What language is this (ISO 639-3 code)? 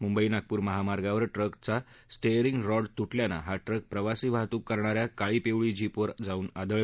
mar